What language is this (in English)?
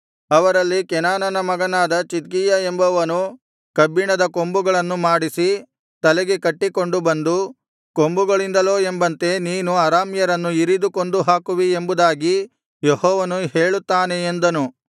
Kannada